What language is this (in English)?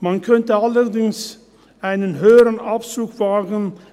Swiss German